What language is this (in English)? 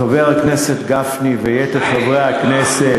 Hebrew